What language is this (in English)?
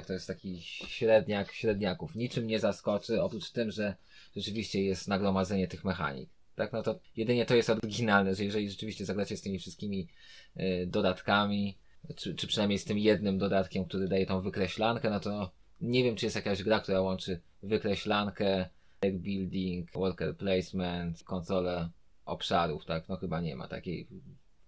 Polish